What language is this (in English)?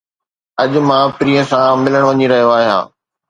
Sindhi